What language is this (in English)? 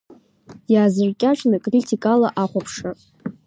Abkhazian